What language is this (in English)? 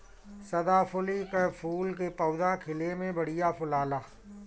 Bhojpuri